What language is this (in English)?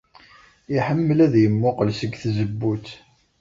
Kabyle